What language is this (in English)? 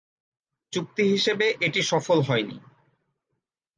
Bangla